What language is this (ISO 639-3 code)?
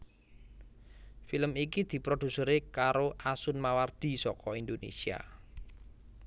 jav